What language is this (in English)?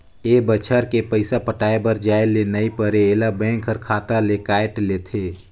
Chhattisgarhi